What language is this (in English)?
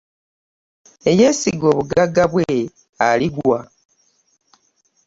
Ganda